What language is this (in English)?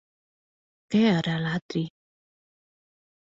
Catalan